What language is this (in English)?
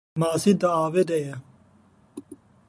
Kurdish